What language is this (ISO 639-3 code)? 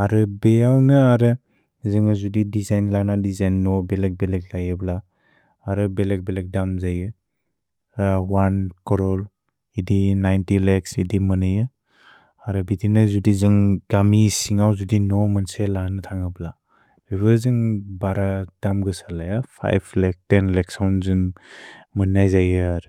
brx